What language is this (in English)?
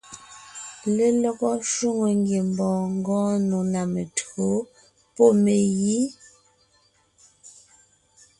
Ngiemboon